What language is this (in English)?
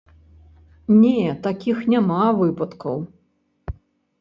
Belarusian